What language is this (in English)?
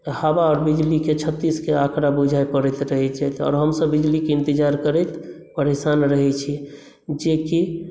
Maithili